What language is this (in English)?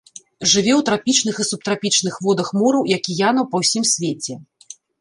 Belarusian